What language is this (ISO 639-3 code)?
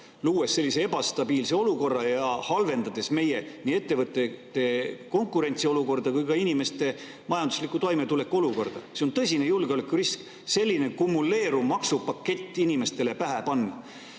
est